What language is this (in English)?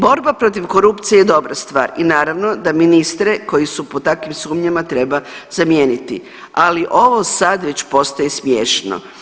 Croatian